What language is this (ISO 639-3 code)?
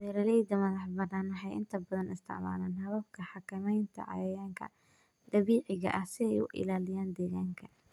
som